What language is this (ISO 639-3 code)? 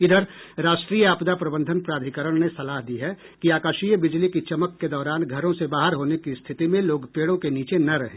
hin